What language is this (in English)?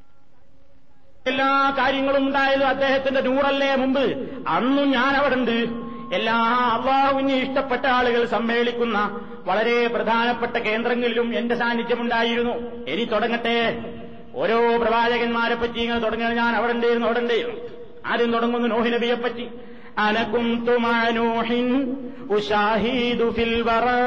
Malayalam